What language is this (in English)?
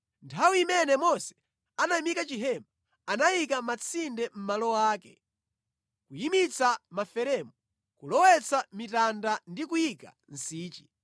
Nyanja